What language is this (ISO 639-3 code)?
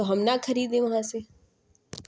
urd